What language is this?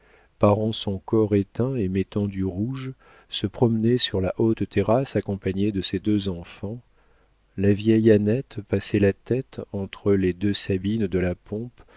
French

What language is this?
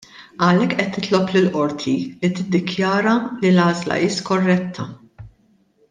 Maltese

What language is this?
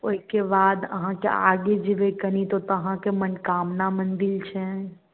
Maithili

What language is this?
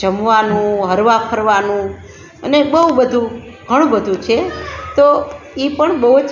Gujarati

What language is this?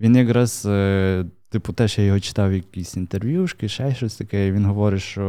Ukrainian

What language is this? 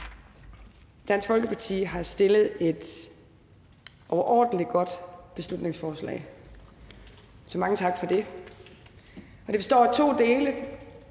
Danish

